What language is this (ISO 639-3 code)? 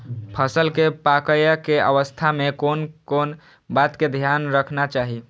mai